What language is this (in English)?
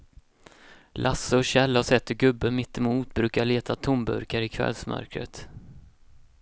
Swedish